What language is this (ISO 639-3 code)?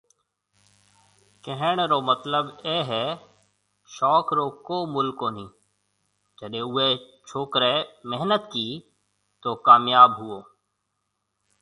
mve